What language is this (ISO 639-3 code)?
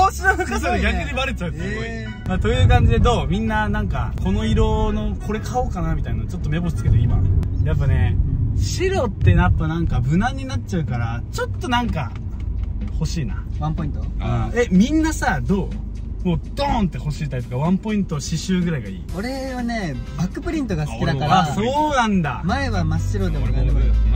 jpn